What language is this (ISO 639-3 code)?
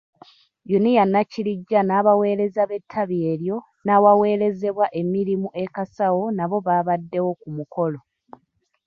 lug